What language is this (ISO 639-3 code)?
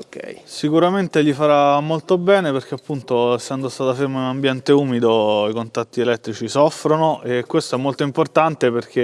ita